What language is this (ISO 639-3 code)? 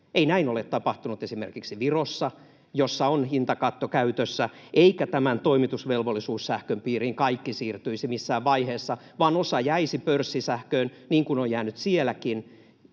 fin